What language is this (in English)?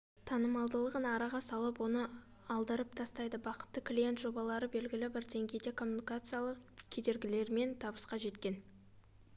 Kazakh